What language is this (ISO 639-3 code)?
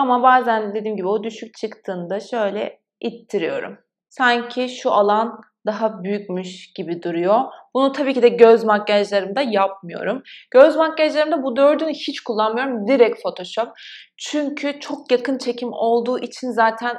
tur